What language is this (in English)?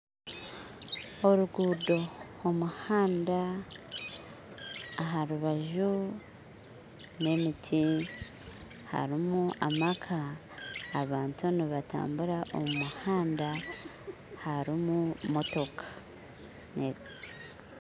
Nyankole